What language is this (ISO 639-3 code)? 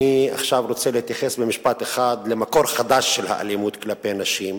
heb